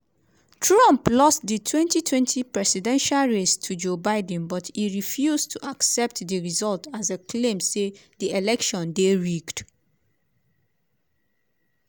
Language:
Nigerian Pidgin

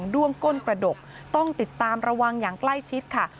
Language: Thai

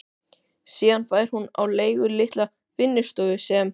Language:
Icelandic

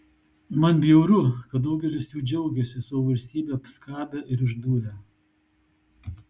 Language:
Lithuanian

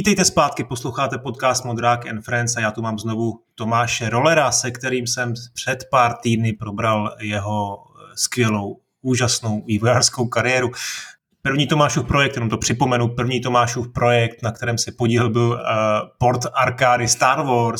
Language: Czech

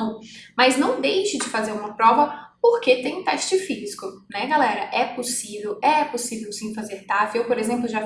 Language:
Portuguese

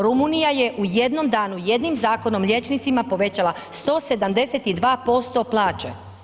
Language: Croatian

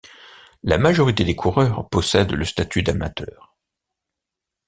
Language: French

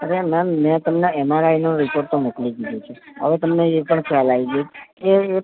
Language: Gujarati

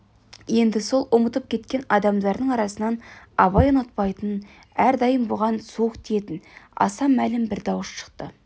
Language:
Kazakh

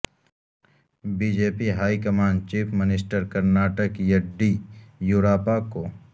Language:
Urdu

